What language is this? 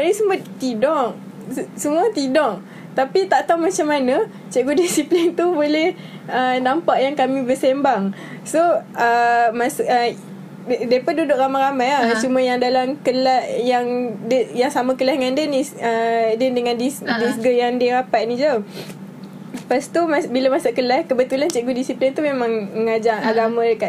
Malay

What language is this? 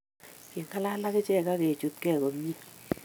Kalenjin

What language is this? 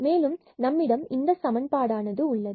Tamil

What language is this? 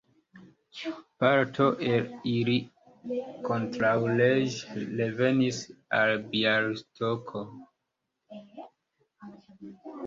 Esperanto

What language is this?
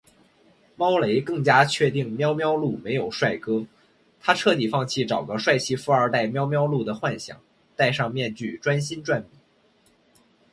Chinese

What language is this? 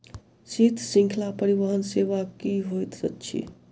Maithili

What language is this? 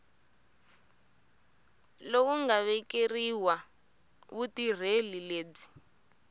Tsonga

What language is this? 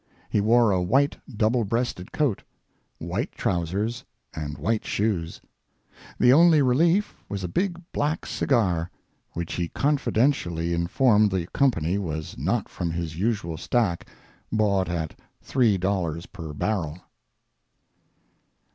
English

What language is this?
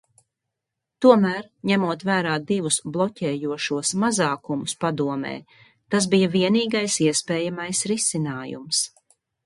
Latvian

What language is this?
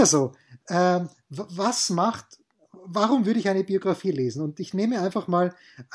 German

